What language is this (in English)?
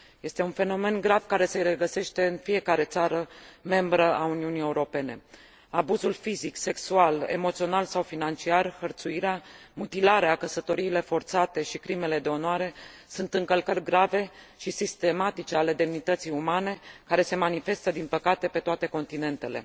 Romanian